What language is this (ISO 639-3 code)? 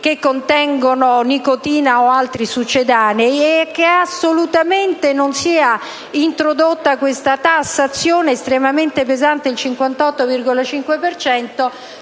ita